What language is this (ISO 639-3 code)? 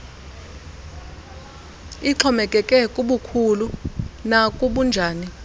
xho